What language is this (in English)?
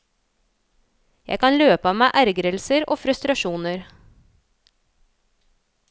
Norwegian